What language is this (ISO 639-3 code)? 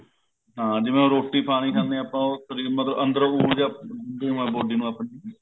pan